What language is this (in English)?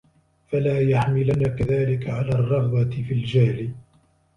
Arabic